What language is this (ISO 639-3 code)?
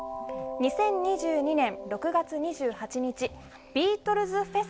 jpn